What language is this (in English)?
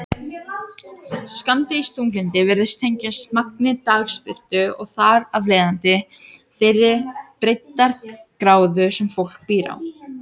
Icelandic